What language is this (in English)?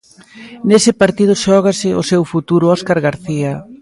Galician